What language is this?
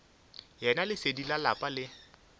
Northern Sotho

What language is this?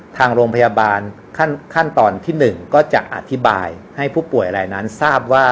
Thai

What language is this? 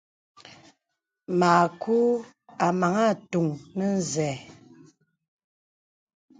Bebele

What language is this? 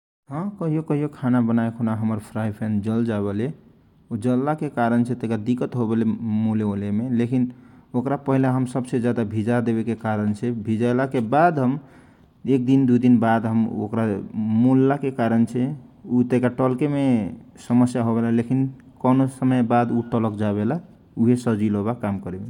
Kochila Tharu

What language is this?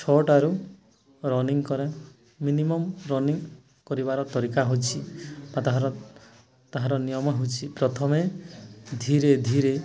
Odia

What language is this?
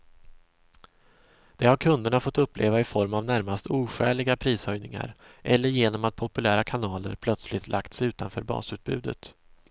Swedish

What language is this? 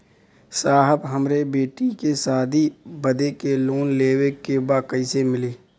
Bhojpuri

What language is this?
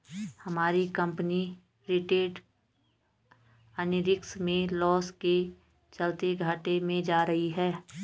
Hindi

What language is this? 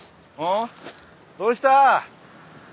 Japanese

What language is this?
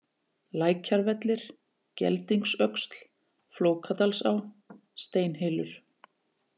Icelandic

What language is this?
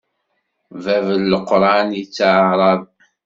Kabyle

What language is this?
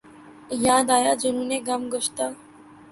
Urdu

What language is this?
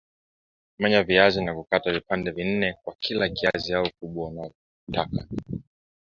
Swahili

